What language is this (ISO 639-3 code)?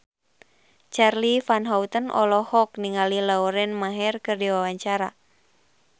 sun